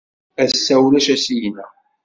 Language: Kabyle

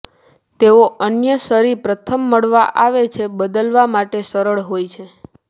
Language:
Gujarati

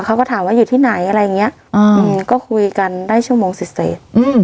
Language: Thai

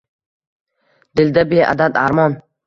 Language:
Uzbek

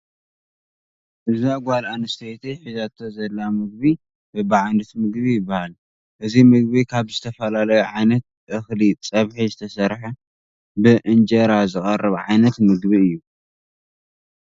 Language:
Tigrinya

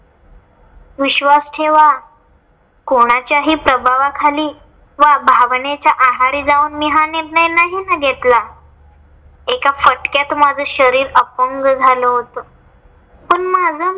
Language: Marathi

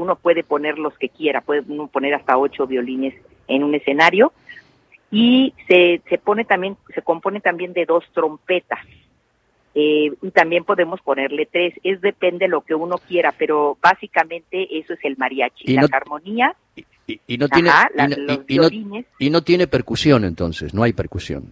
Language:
Spanish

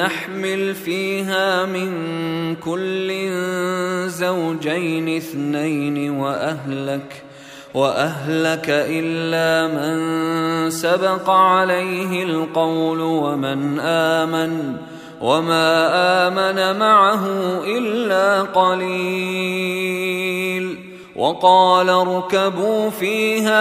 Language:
Arabic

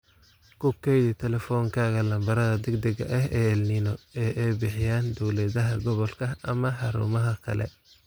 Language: Somali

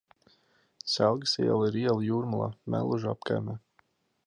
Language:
Latvian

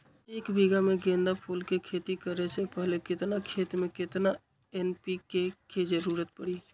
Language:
Magahi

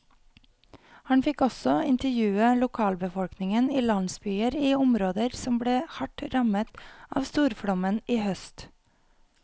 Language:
Norwegian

